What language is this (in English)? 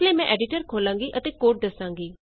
Punjabi